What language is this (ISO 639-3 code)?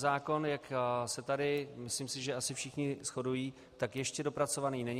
ces